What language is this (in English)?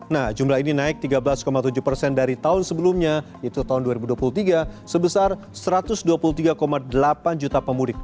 Indonesian